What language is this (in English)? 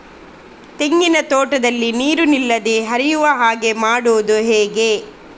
Kannada